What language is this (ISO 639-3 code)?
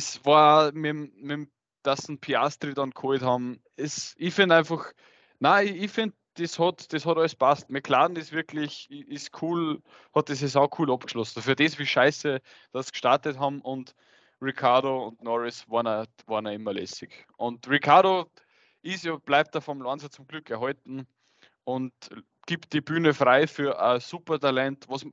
deu